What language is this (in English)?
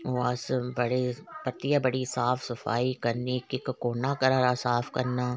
Dogri